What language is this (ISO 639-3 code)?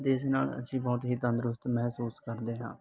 pan